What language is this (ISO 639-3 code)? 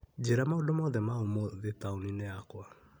kik